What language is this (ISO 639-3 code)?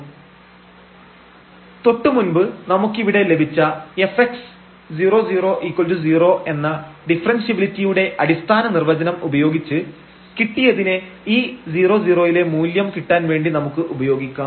mal